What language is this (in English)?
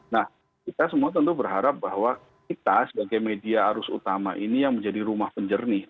Indonesian